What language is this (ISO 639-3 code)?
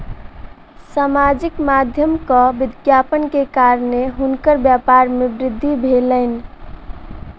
mai